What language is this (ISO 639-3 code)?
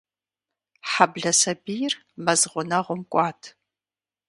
kbd